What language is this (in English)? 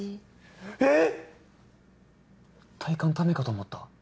Japanese